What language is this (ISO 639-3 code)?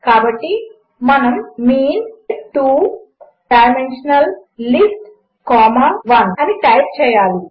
tel